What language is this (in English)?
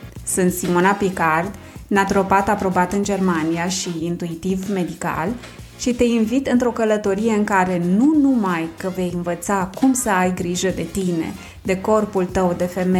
Romanian